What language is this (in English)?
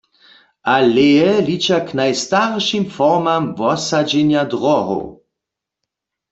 Upper Sorbian